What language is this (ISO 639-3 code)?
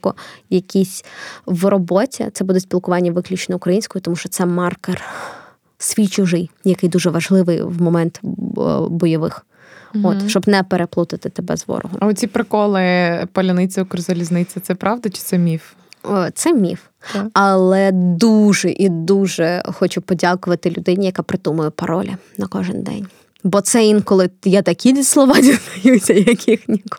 ukr